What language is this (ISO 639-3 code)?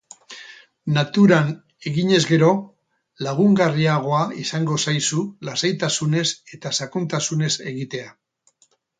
eus